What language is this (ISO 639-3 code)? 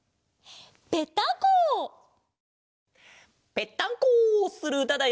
jpn